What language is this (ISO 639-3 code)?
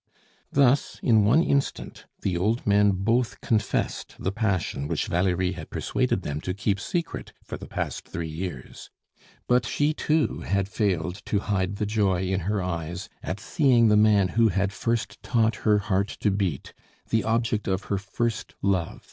eng